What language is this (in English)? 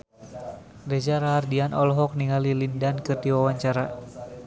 Sundanese